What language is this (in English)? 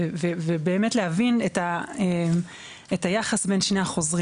Hebrew